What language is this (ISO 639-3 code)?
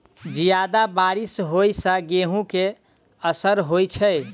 mai